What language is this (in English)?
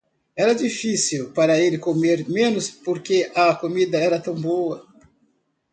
Portuguese